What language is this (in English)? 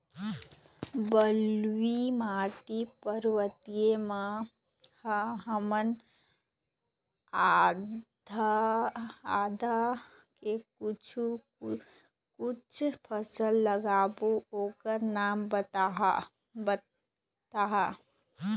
Chhattisgarhi